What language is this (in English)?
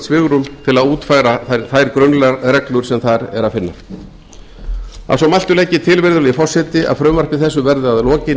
Icelandic